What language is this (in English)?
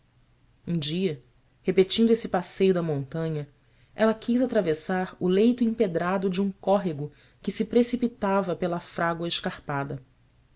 Portuguese